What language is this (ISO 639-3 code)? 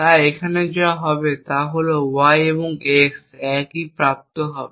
ben